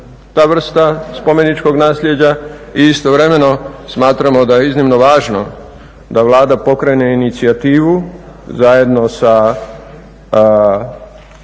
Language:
Croatian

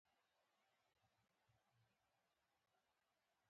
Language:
Pashto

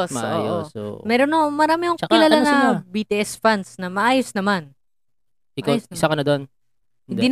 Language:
Filipino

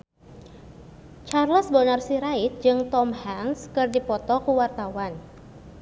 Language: Sundanese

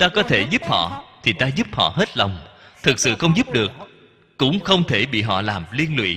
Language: Vietnamese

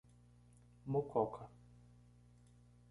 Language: Portuguese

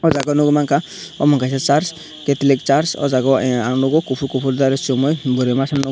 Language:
Kok Borok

